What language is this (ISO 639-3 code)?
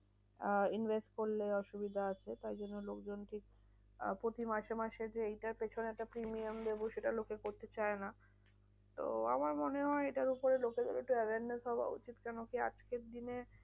ben